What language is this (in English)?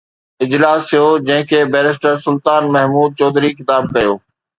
Sindhi